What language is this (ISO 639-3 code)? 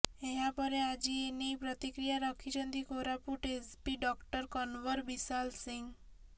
ori